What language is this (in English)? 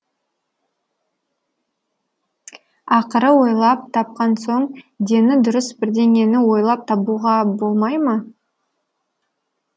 Kazakh